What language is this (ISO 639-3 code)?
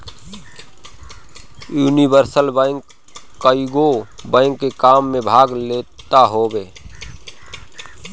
bho